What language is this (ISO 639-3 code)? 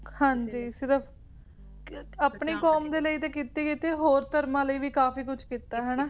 pan